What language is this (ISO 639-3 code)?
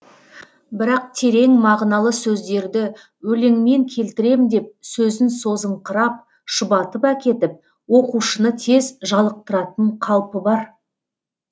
kaz